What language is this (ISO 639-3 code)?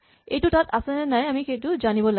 asm